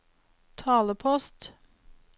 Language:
Norwegian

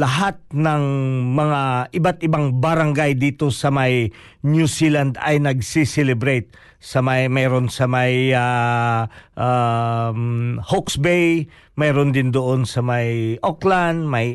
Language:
Filipino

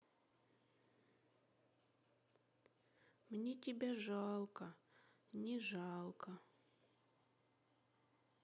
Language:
Russian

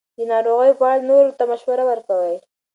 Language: Pashto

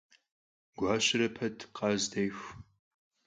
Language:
Kabardian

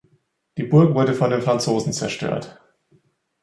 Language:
German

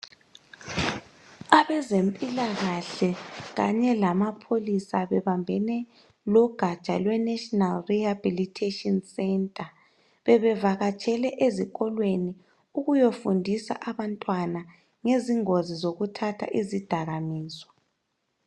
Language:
North Ndebele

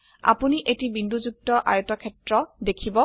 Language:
Assamese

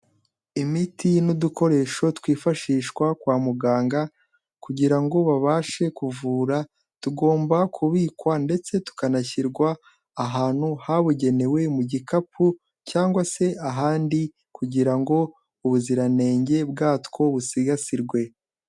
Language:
Kinyarwanda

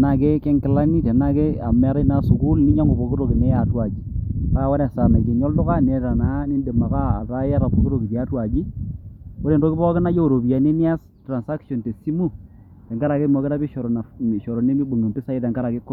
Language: Masai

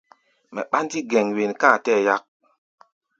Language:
Gbaya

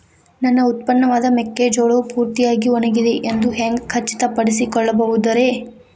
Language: Kannada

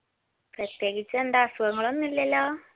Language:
Malayalam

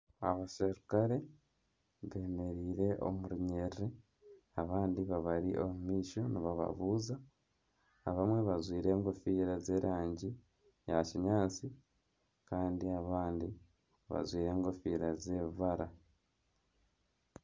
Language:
Nyankole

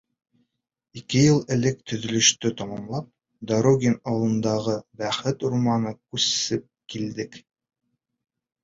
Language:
Bashkir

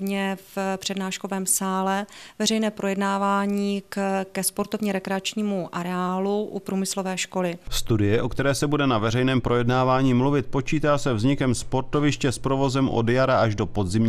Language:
Czech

